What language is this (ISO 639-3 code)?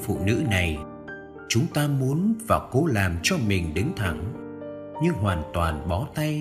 vie